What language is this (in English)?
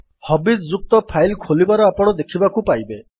Odia